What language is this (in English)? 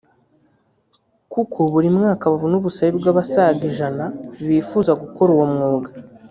Kinyarwanda